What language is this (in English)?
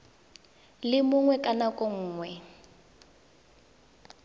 Tswana